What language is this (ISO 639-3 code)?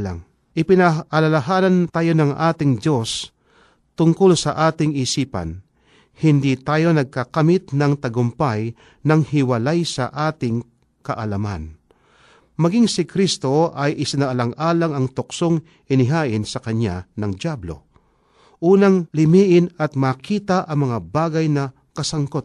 fil